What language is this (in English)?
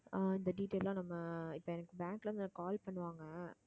Tamil